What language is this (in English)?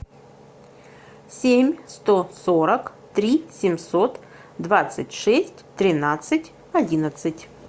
Russian